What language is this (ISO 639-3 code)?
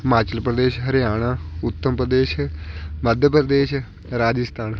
pan